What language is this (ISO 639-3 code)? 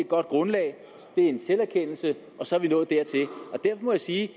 dan